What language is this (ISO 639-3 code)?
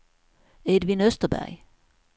swe